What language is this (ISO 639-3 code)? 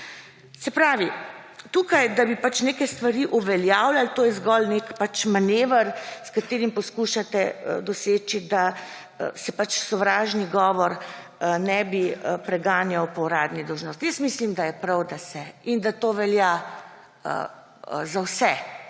slv